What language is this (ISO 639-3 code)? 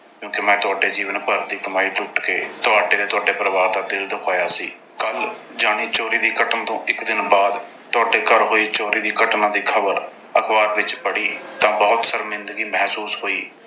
pan